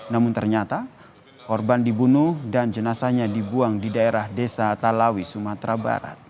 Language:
Indonesian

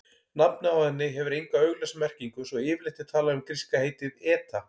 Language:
Icelandic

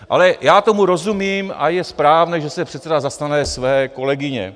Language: Czech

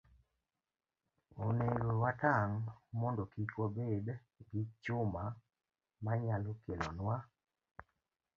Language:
Luo (Kenya and Tanzania)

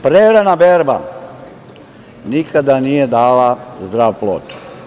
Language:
Serbian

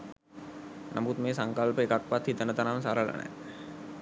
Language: Sinhala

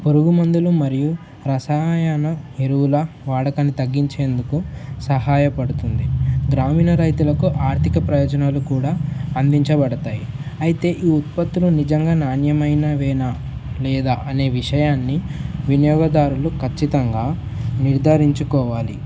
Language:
Telugu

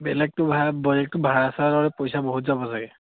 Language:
Assamese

